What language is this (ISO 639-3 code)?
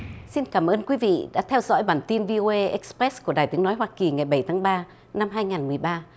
vie